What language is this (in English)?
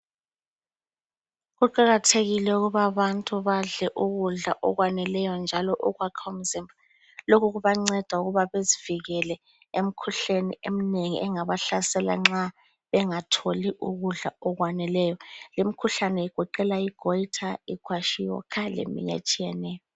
North Ndebele